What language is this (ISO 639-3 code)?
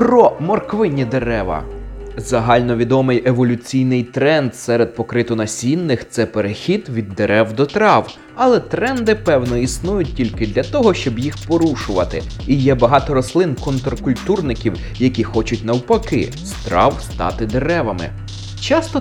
ukr